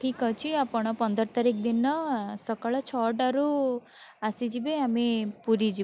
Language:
Odia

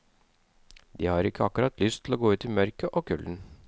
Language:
Norwegian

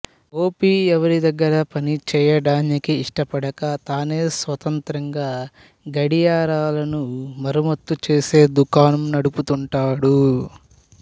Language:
Telugu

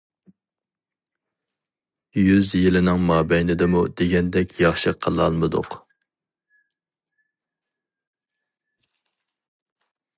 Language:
Uyghur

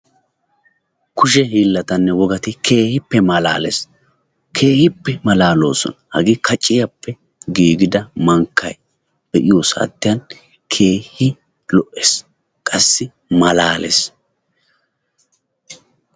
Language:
Wolaytta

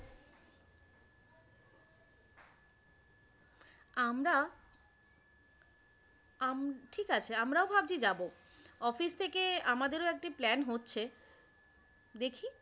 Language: Bangla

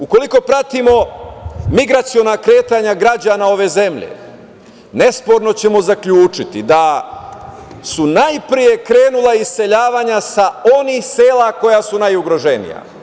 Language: Serbian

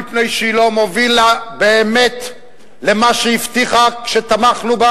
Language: Hebrew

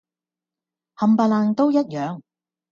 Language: Cantonese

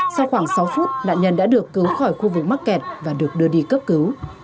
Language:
Vietnamese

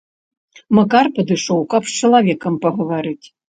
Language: Belarusian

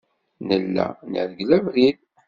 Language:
Kabyle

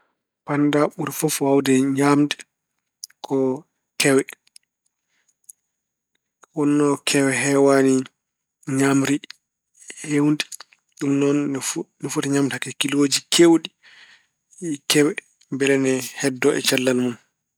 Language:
Fula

